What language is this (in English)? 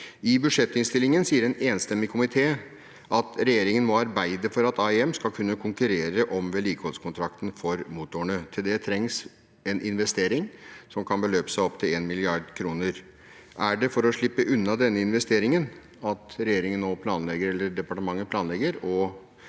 Norwegian